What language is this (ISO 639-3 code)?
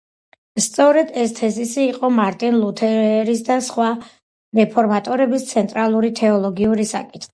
kat